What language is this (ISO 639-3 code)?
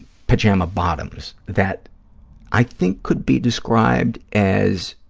eng